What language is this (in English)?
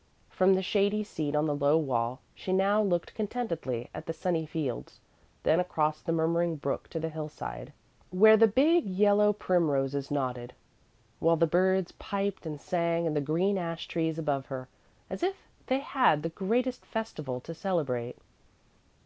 English